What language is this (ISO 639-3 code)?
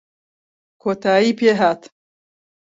ckb